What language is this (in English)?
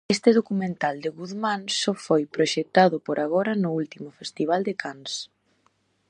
Galician